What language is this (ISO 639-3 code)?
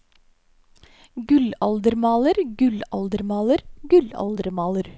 nor